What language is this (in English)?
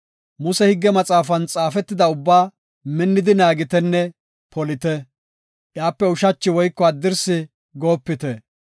Gofa